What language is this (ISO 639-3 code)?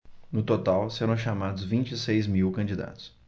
por